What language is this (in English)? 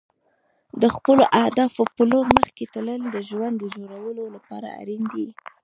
Pashto